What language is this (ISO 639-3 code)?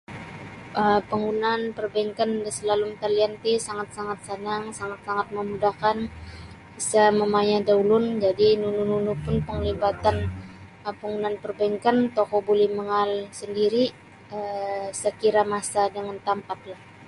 bsy